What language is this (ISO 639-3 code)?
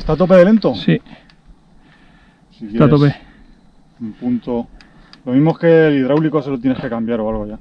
spa